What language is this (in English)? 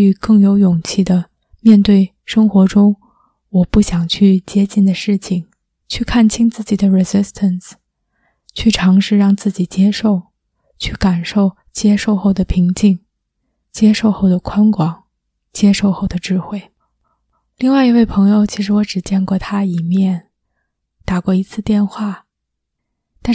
Chinese